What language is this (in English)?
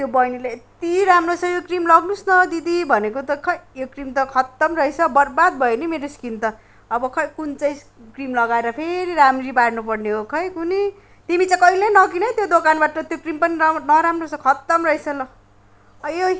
Nepali